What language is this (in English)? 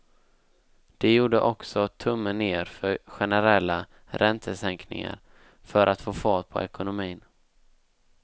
Swedish